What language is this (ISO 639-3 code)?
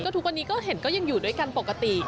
tha